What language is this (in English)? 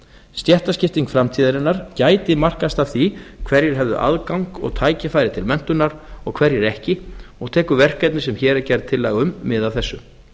Icelandic